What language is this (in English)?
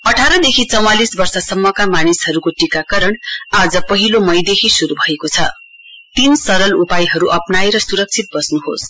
Nepali